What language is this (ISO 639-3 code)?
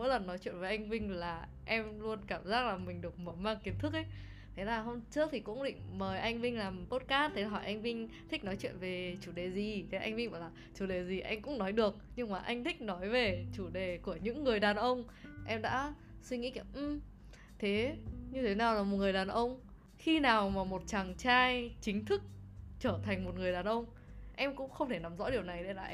vie